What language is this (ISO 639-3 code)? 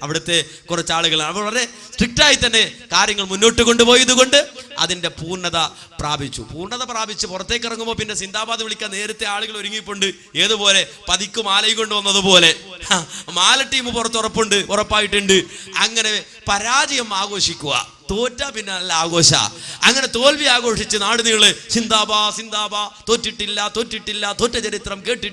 mal